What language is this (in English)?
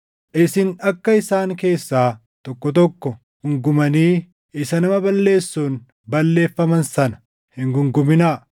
Oromo